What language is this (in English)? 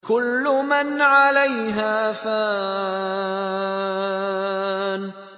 Arabic